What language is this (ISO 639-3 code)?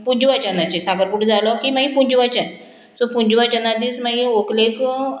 kok